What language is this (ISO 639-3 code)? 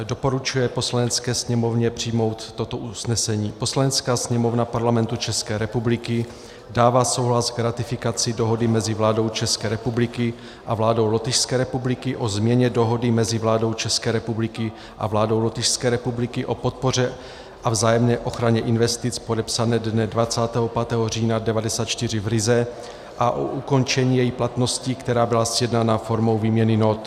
ces